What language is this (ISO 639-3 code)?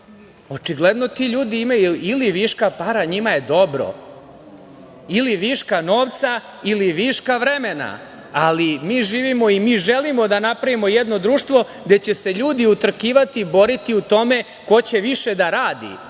srp